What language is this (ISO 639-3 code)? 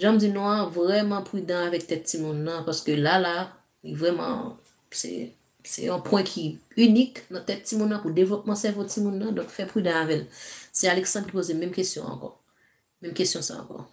fra